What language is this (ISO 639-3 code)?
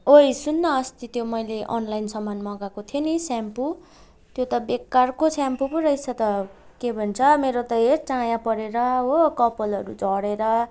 nep